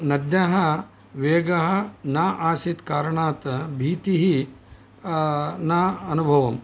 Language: Sanskrit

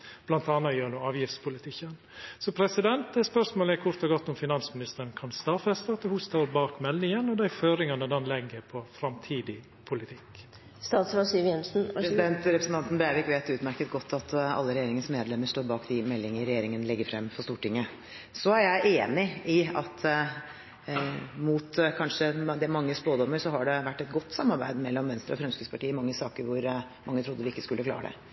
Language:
Norwegian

